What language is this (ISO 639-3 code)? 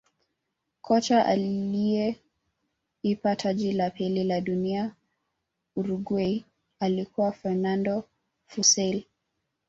swa